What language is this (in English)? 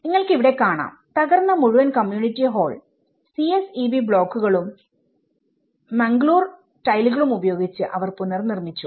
Malayalam